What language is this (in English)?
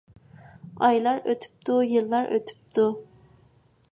Uyghur